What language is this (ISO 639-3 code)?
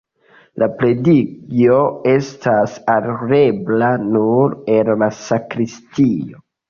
epo